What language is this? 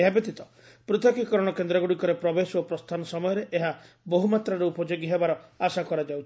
Odia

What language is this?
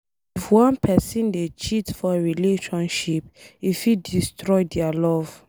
Nigerian Pidgin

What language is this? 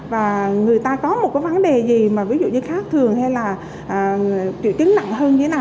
Vietnamese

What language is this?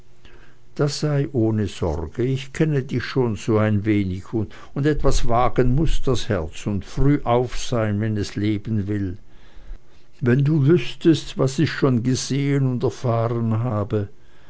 German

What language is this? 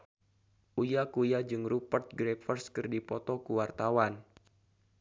Sundanese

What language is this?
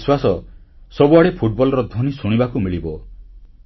Odia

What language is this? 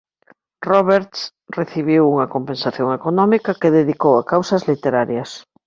Galician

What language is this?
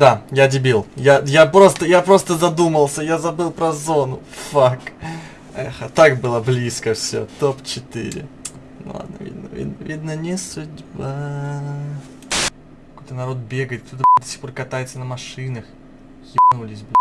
Russian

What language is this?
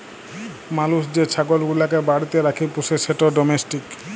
Bangla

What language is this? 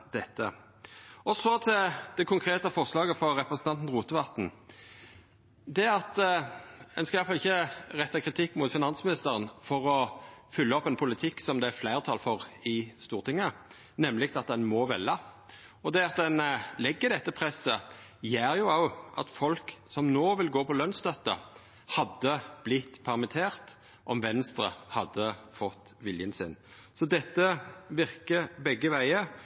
Norwegian Nynorsk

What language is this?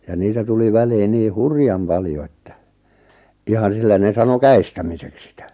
Finnish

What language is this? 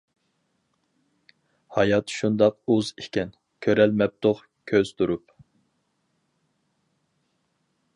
Uyghur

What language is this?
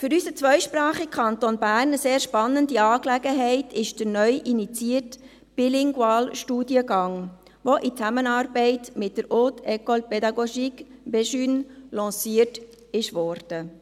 Swiss German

